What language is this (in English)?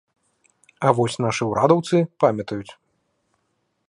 Belarusian